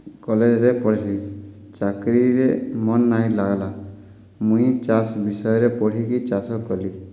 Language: Odia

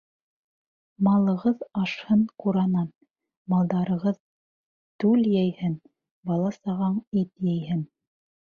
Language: Bashkir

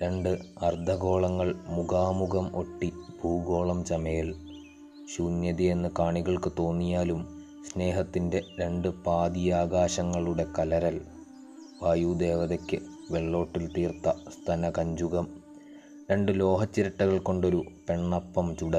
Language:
Malayalam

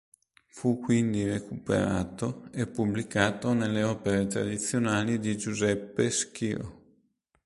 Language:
Italian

